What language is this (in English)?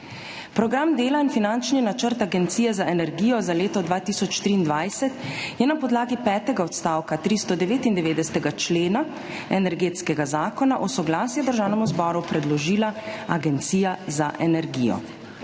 Slovenian